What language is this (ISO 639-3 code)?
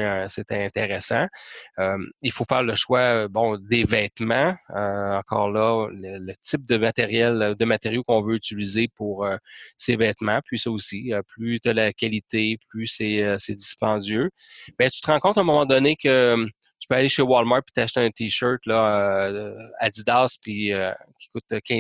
fra